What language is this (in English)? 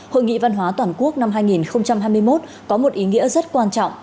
Vietnamese